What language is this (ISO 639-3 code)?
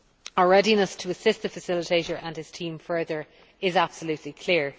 eng